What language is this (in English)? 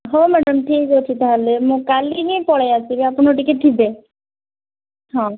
Odia